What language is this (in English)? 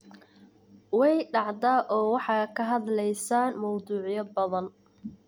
Somali